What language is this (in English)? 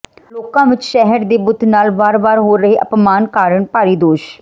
Punjabi